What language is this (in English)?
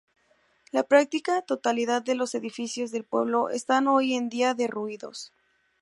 Spanish